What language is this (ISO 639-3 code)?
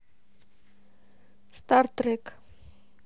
rus